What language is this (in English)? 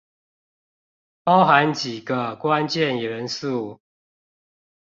Chinese